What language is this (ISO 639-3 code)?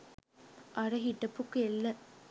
sin